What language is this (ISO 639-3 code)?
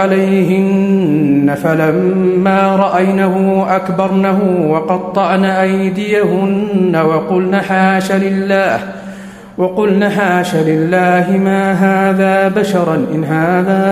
ara